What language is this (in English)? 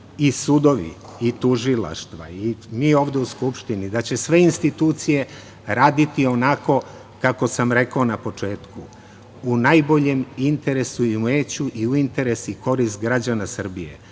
Serbian